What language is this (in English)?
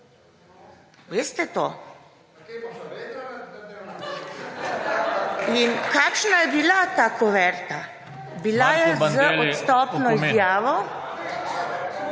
Slovenian